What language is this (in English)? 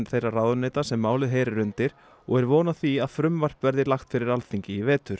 Icelandic